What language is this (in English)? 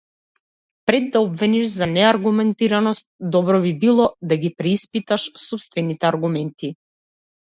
Macedonian